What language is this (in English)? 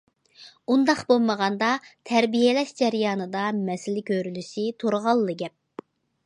Uyghur